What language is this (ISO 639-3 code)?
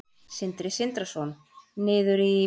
isl